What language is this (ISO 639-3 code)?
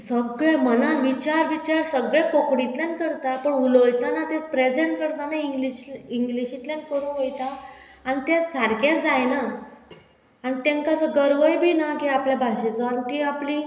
kok